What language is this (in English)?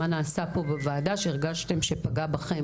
Hebrew